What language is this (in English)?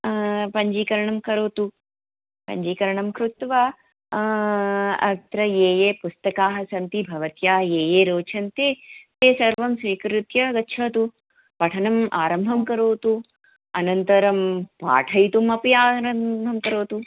Sanskrit